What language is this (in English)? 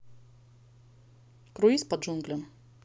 Russian